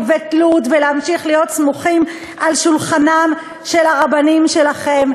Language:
Hebrew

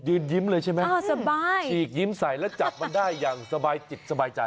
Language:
Thai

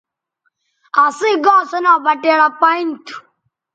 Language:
Bateri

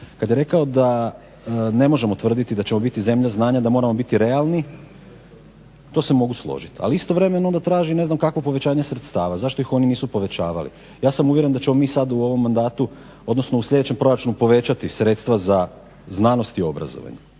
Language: Croatian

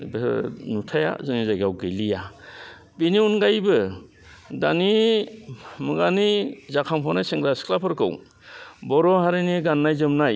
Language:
Bodo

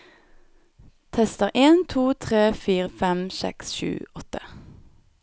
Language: Norwegian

